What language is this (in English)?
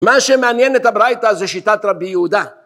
Hebrew